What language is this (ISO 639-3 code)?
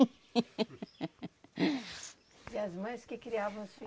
por